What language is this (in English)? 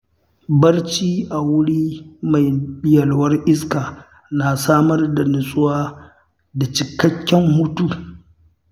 Hausa